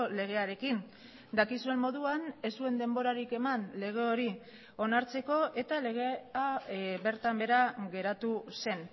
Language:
Basque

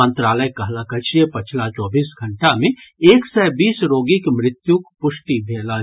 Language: Maithili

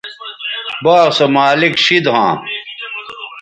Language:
Bateri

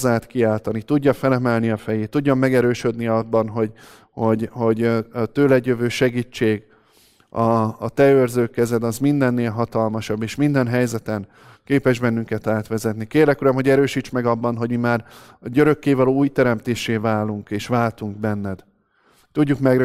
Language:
Hungarian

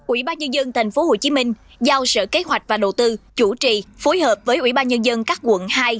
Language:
Vietnamese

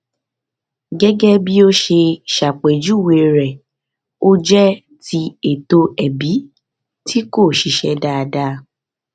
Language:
Yoruba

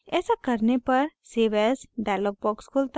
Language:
Hindi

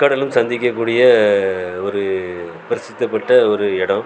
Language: Tamil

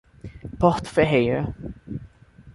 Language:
Portuguese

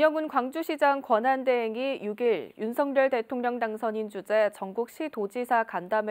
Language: Korean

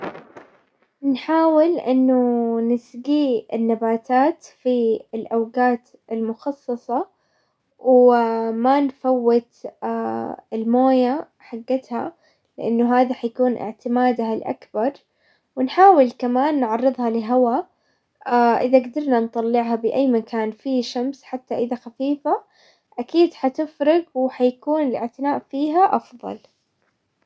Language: Hijazi Arabic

